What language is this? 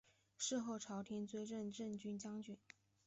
Chinese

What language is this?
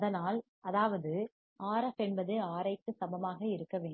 Tamil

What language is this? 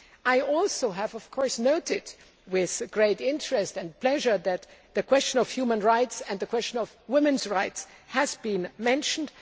English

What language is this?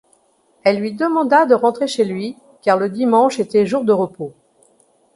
French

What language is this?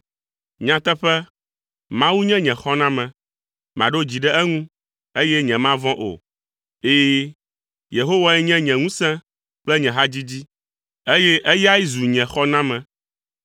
Ewe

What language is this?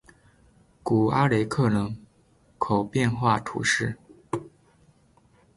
Chinese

